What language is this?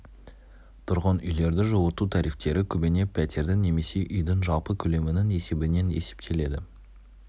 Kazakh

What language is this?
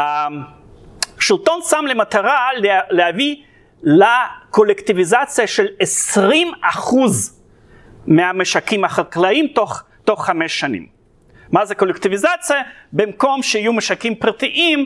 Hebrew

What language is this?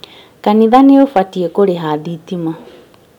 Kikuyu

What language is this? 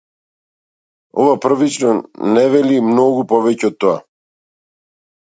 Macedonian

